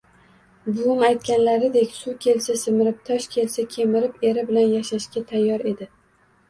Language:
Uzbek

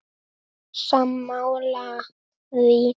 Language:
Icelandic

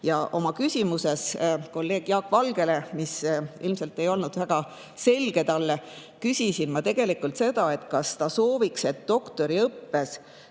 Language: Estonian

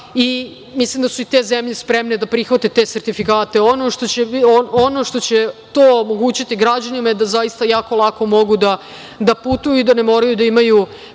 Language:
Serbian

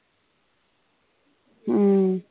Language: Punjabi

